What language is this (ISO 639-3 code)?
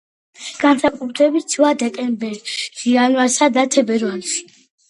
kat